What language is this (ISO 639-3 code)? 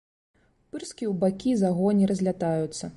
bel